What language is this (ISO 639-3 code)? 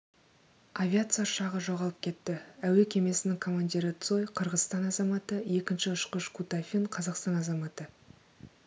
kaz